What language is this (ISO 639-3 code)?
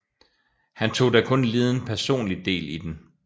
dan